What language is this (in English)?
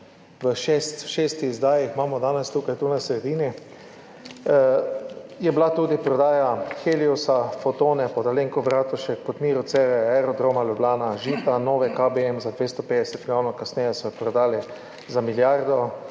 Slovenian